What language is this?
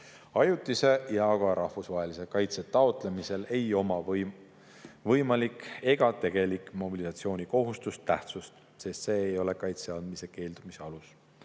Estonian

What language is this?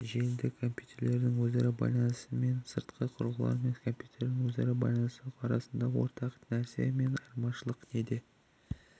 Kazakh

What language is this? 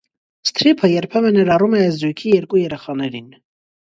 Armenian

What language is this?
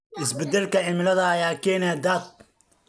Somali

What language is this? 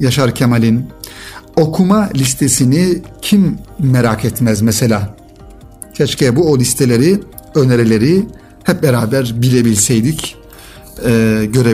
Turkish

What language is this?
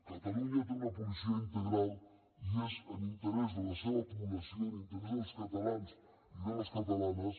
Catalan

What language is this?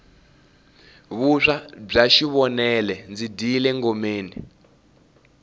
Tsonga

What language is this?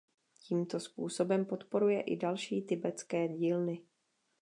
Czech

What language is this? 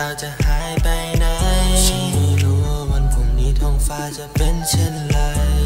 Thai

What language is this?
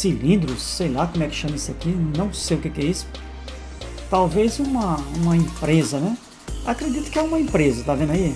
Portuguese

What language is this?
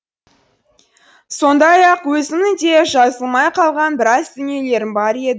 Kazakh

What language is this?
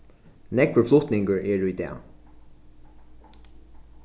Faroese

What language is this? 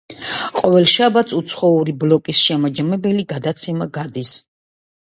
Georgian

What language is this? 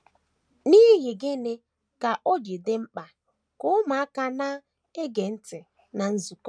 Igbo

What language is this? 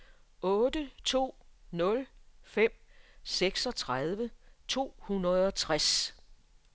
Danish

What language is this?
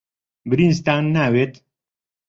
Central Kurdish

